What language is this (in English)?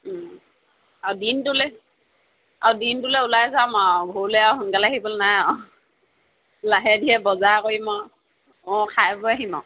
Assamese